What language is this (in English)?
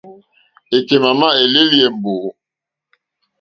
Mokpwe